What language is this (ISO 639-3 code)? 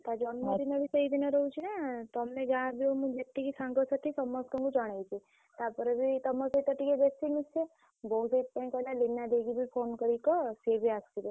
ori